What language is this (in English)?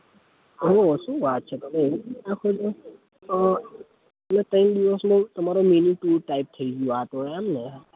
Gujarati